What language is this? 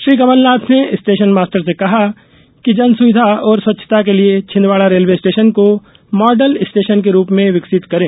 Hindi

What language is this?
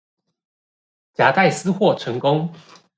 Chinese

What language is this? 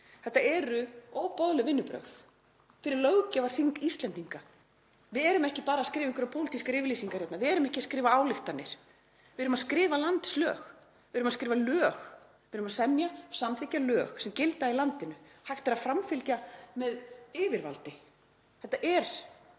Icelandic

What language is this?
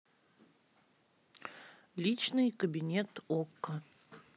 Russian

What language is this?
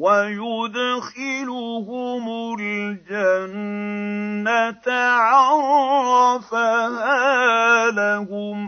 Arabic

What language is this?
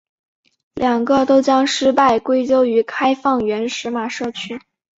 Chinese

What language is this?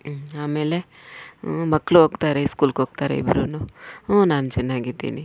Kannada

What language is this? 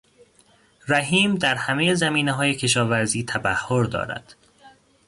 Persian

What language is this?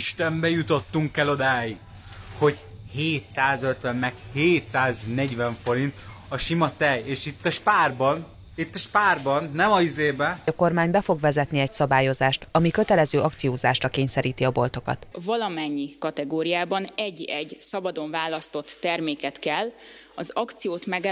Hungarian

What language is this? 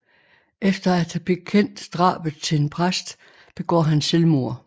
Danish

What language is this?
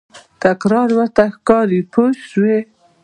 Pashto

